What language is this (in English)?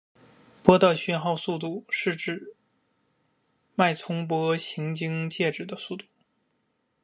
Chinese